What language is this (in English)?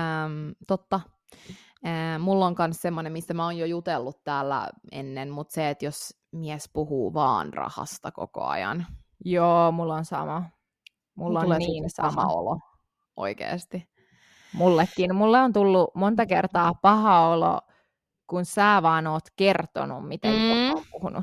Finnish